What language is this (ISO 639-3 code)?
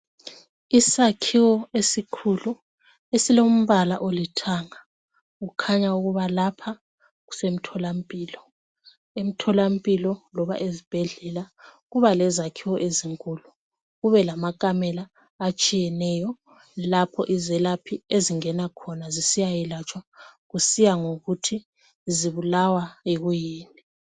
nde